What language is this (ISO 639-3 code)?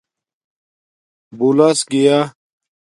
dmk